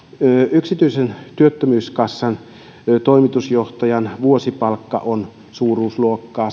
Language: Finnish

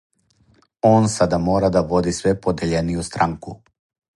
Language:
Serbian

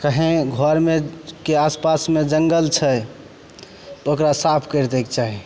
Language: Maithili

